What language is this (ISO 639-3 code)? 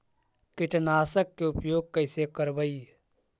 mag